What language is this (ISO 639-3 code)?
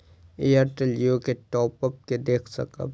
mai